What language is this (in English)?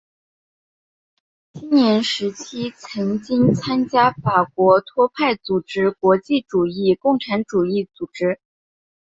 Chinese